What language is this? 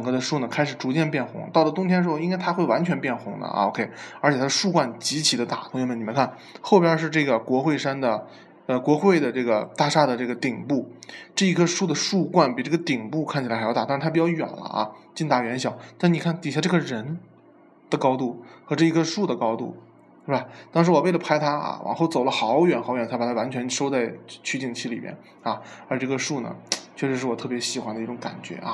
Chinese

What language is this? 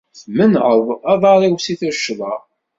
Kabyle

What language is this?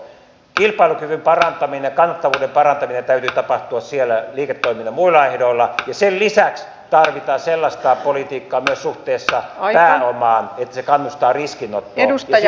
Finnish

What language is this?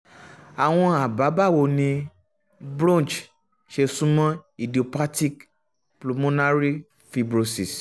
Yoruba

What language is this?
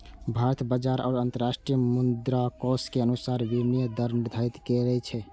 Maithili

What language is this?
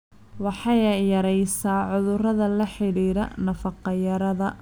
Somali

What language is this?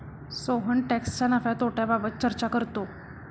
Marathi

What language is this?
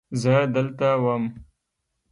Pashto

